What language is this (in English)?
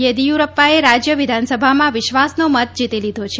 Gujarati